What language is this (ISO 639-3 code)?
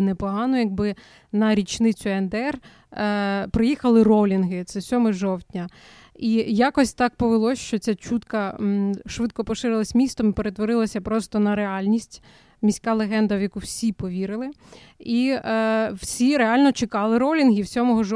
ukr